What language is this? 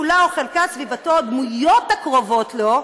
Hebrew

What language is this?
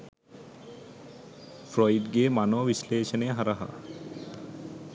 Sinhala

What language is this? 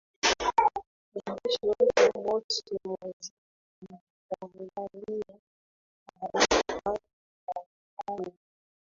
Swahili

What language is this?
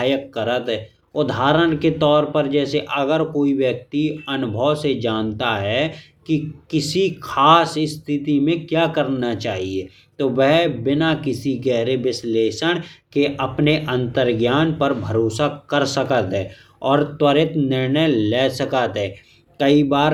Bundeli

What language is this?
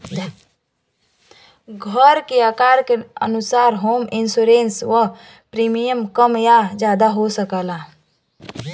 Bhojpuri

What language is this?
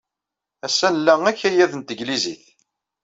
Kabyle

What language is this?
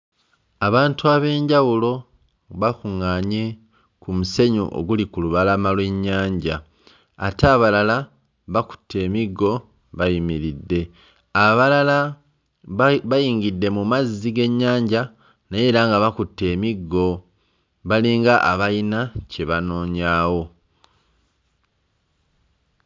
Ganda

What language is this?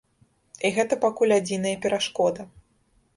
Belarusian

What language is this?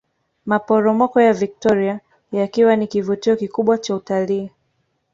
Swahili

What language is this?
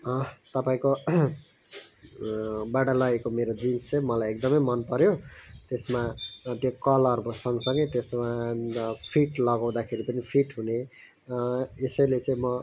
Nepali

